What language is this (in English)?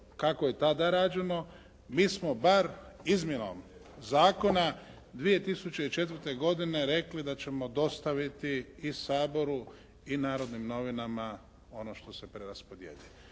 Croatian